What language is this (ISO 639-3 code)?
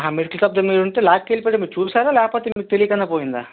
tel